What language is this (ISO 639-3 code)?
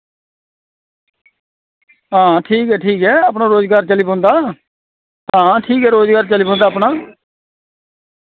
doi